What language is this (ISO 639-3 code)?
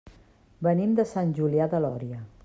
cat